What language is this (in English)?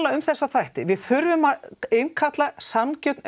Icelandic